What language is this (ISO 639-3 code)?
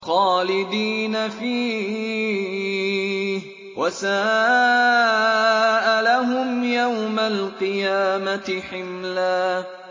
ara